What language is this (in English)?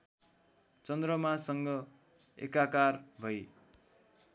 Nepali